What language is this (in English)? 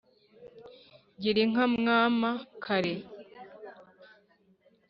Kinyarwanda